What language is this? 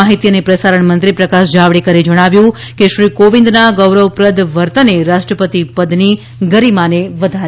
Gujarati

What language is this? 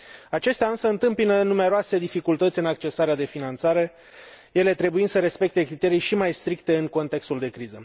Romanian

